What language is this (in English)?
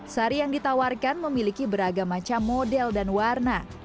Indonesian